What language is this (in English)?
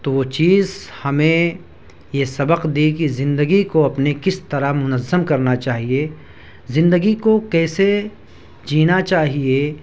Urdu